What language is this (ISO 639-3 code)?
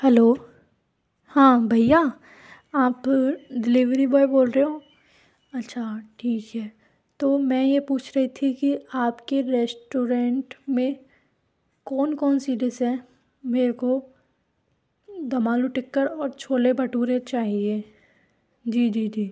hin